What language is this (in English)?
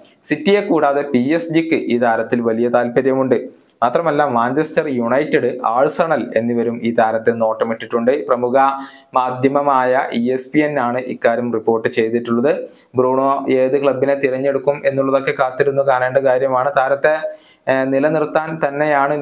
Malayalam